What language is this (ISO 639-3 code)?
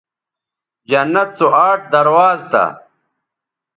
btv